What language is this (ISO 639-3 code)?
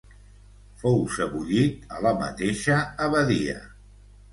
cat